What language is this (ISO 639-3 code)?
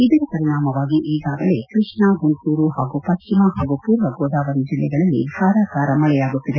kan